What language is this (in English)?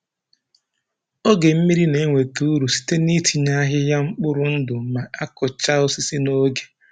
Igbo